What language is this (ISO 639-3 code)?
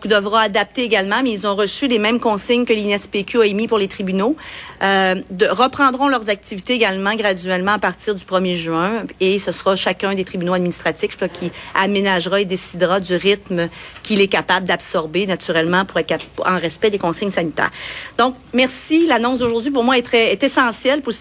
fra